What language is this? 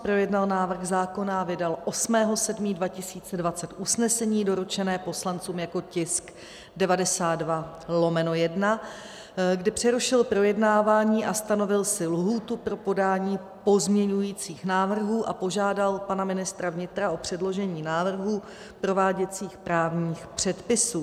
Czech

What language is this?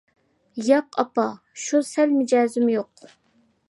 Uyghur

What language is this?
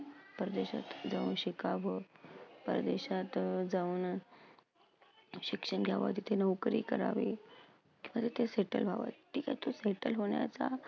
Marathi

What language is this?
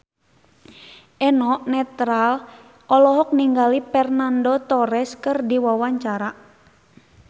Sundanese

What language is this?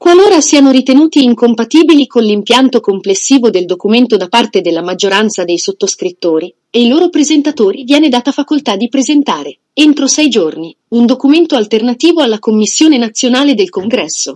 Italian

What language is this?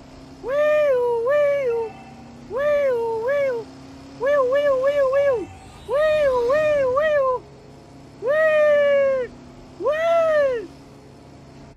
Indonesian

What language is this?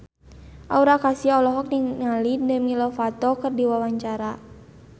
Sundanese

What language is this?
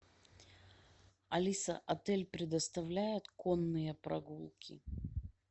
Russian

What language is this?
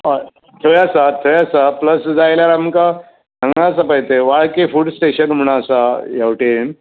Konkani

